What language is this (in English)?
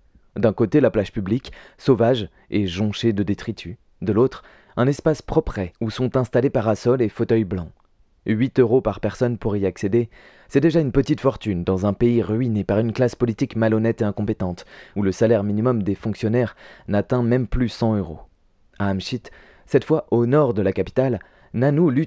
French